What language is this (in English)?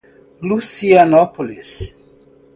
Portuguese